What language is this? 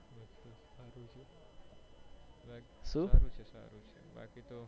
Gujarati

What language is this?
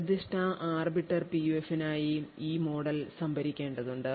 Malayalam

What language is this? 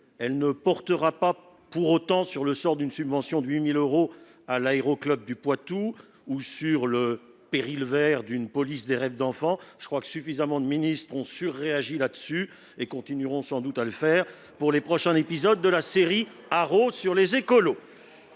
French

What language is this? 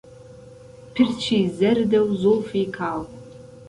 Central Kurdish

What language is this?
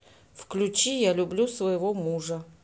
Russian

